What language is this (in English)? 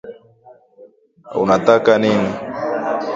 Swahili